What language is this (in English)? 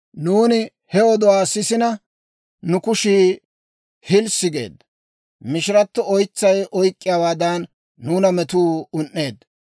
Dawro